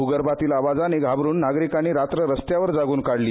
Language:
Marathi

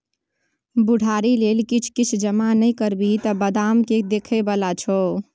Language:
Maithili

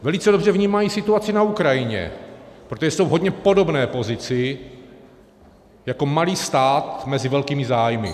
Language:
Czech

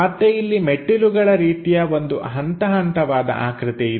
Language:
Kannada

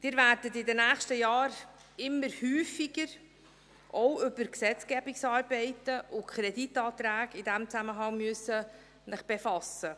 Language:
Swiss German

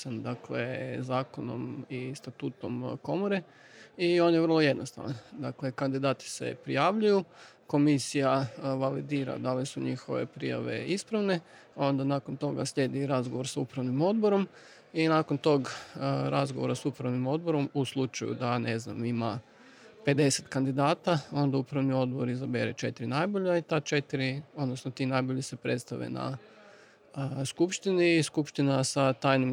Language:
Croatian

